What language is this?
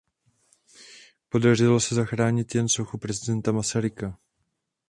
Czech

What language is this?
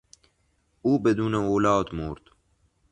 Persian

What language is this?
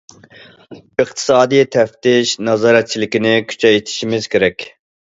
Uyghur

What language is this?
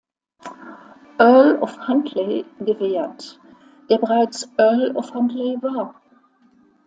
German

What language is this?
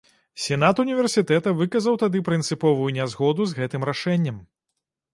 Belarusian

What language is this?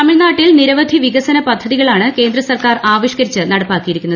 Malayalam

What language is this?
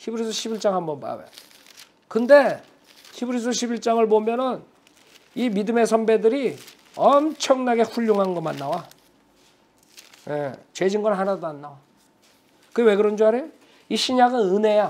Korean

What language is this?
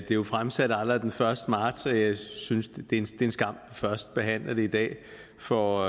Danish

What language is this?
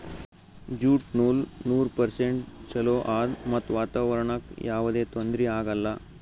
Kannada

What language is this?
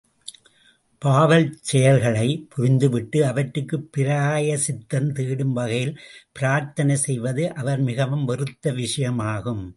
Tamil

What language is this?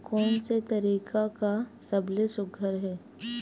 Chhattisgarhi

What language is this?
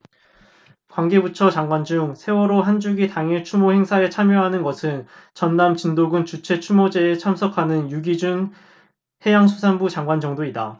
Korean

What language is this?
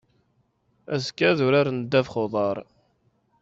Kabyle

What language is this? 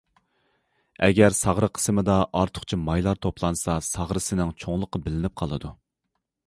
Uyghur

